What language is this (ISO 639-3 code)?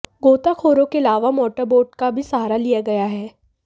hin